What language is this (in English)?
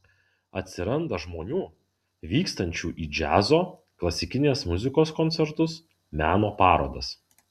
Lithuanian